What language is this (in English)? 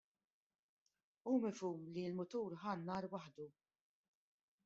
Maltese